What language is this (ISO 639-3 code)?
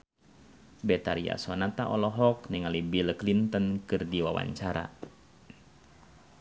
sun